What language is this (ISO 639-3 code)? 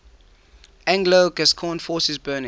eng